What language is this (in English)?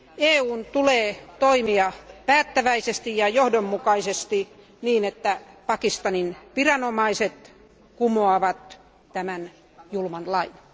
Finnish